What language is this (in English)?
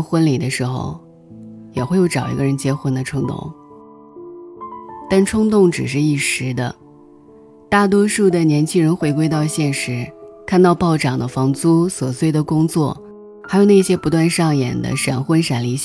Chinese